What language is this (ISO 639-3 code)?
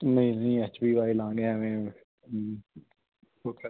pan